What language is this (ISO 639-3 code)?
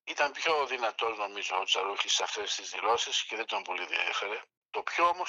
ell